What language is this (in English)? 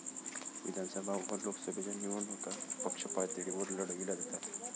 Marathi